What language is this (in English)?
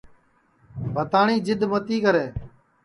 Sansi